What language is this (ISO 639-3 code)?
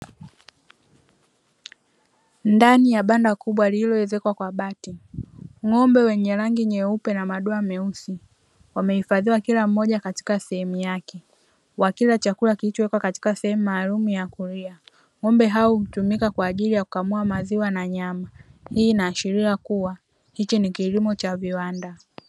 swa